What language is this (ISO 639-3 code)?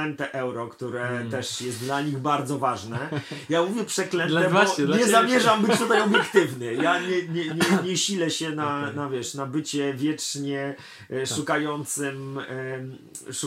pol